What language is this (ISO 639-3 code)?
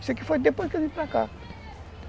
por